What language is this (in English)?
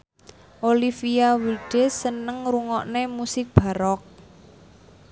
Javanese